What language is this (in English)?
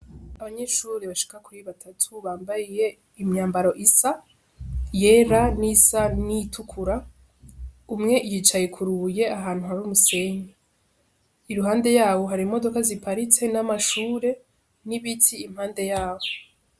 Rundi